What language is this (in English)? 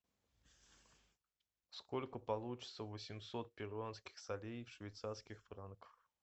Russian